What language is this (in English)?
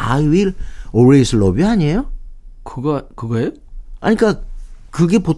Korean